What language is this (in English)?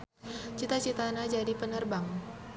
Sundanese